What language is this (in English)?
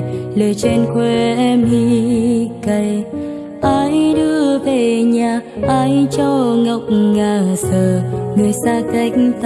Vietnamese